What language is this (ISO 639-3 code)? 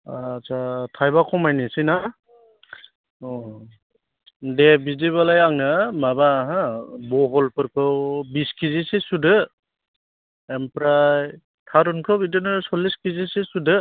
brx